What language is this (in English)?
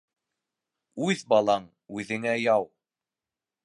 Bashkir